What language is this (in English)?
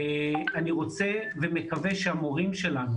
Hebrew